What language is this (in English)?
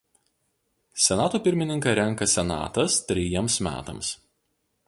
Lithuanian